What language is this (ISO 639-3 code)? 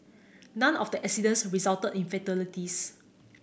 eng